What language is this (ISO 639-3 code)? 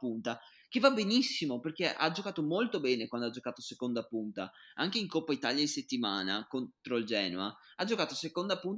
ita